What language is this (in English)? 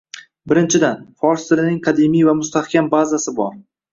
Uzbek